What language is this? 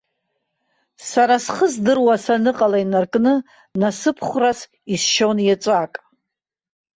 Abkhazian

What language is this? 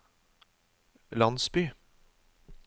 Norwegian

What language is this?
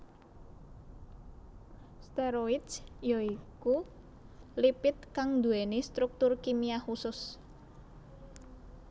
Javanese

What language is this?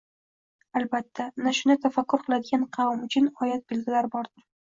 Uzbek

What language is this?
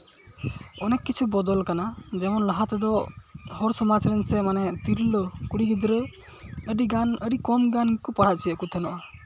Santali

